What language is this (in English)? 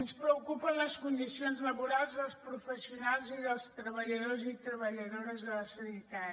Catalan